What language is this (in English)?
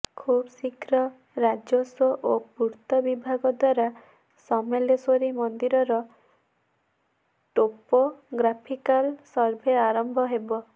Odia